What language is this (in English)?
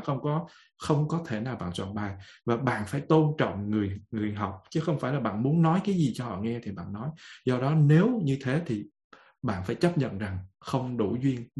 Vietnamese